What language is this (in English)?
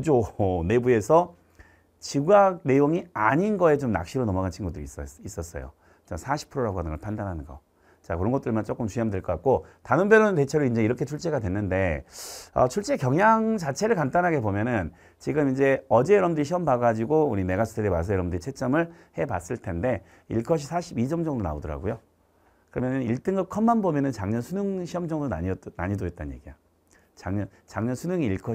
Korean